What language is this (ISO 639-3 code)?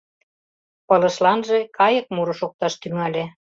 chm